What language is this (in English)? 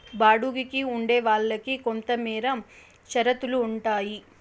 Telugu